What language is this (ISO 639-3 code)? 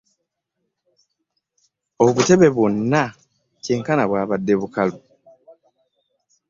lug